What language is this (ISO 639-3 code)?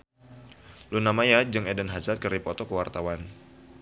sun